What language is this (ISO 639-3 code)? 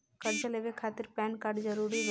bho